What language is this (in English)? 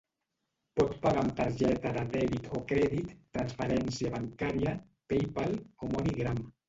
Catalan